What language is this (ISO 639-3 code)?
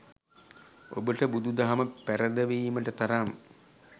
sin